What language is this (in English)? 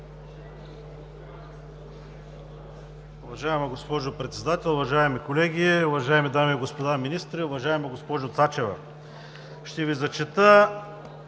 Bulgarian